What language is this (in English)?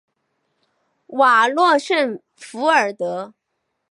Chinese